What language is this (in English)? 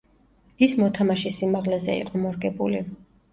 Georgian